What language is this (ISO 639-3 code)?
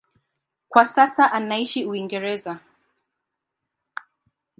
swa